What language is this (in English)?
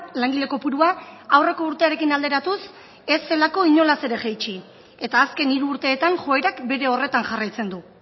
Basque